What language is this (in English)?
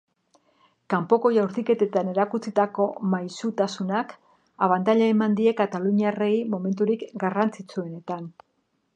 Basque